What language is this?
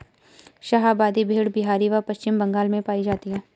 Hindi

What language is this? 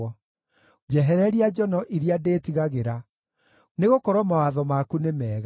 Kikuyu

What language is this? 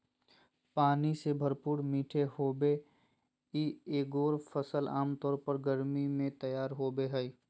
Magahi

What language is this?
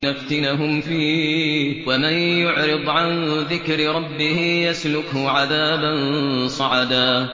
Arabic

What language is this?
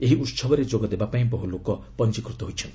Odia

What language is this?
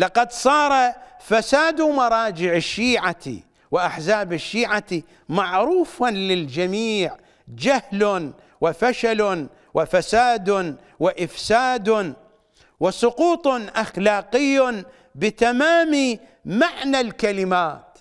Arabic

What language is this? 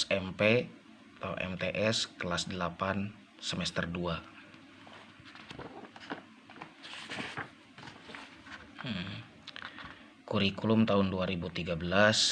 Indonesian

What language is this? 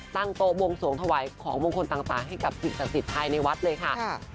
Thai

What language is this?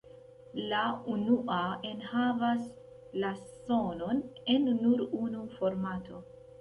Esperanto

